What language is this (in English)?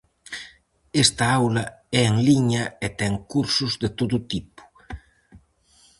Galician